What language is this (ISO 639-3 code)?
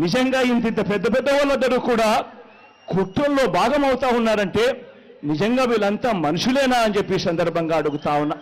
tel